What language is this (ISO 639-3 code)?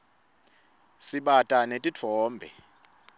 ssw